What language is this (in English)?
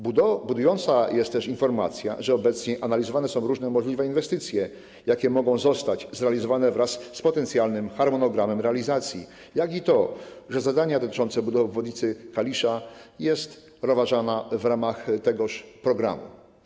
Polish